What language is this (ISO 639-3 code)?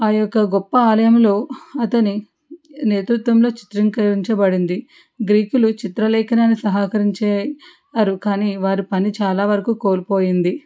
tel